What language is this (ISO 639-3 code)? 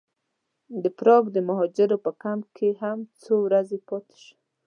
pus